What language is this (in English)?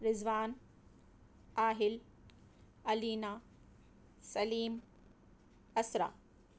Urdu